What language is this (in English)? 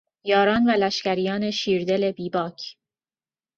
Persian